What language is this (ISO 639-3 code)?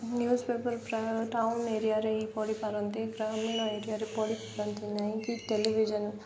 ori